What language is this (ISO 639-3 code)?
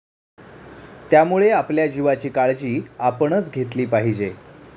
mar